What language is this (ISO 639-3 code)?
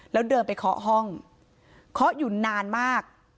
tha